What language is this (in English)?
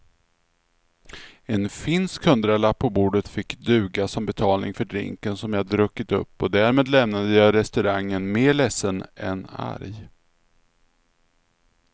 Swedish